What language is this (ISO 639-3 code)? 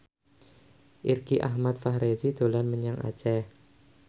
jav